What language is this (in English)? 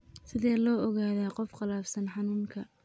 Somali